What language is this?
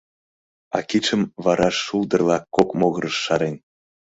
Mari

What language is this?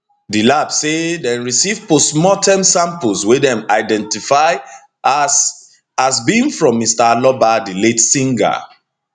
Nigerian Pidgin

